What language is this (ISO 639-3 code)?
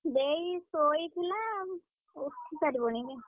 ori